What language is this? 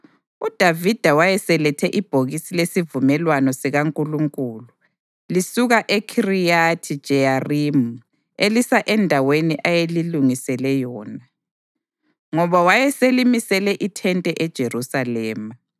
North Ndebele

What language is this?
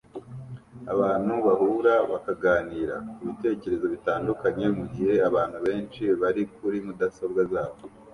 Kinyarwanda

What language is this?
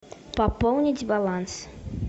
Russian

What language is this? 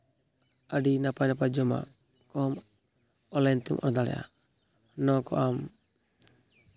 Santali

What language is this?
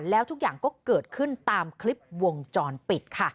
Thai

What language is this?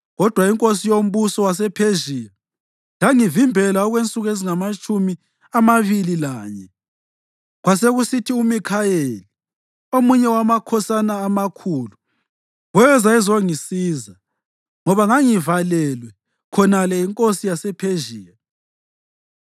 North Ndebele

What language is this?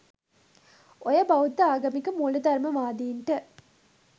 Sinhala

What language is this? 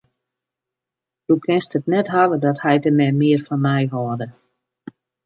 Western Frisian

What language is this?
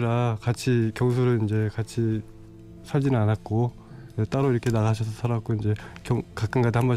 Korean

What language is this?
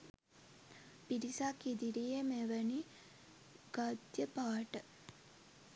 Sinhala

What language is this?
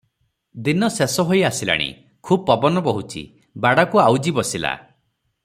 Odia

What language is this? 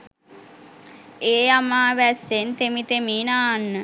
Sinhala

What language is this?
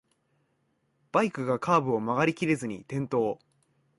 Japanese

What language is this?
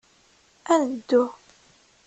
Kabyle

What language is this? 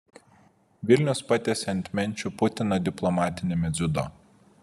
Lithuanian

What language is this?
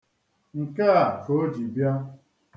Igbo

